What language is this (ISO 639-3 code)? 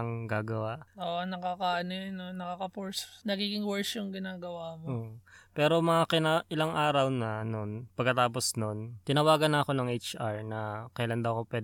fil